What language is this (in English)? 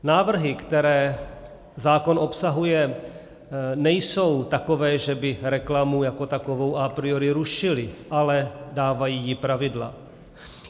Czech